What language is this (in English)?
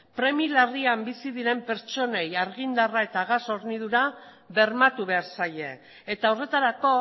Basque